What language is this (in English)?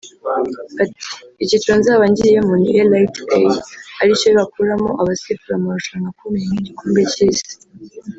Kinyarwanda